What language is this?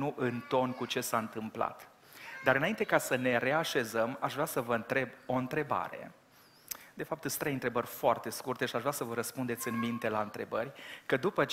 Romanian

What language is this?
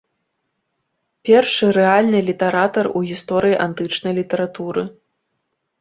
Belarusian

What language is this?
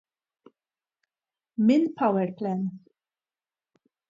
Maltese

